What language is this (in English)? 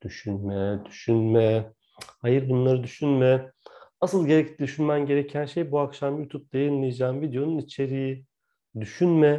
Turkish